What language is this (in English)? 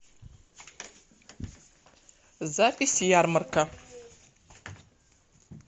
Russian